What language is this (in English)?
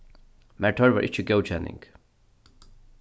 Faroese